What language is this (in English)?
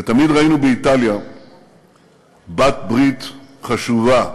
Hebrew